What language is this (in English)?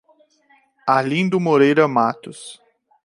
Portuguese